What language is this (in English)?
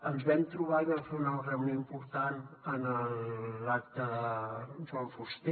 Catalan